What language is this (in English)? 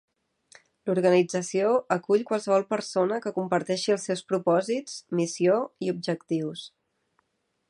Catalan